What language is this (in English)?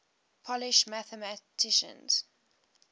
English